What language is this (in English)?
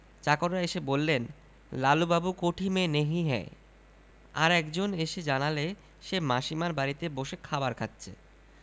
Bangla